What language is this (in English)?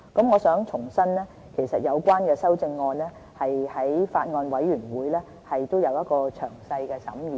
Cantonese